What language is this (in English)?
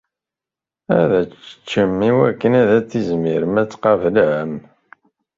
Kabyle